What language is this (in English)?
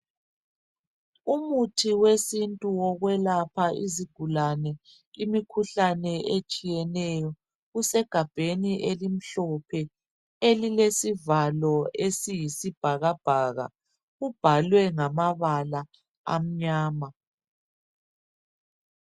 North Ndebele